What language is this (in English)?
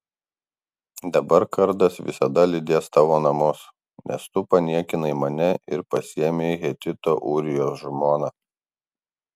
Lithuanian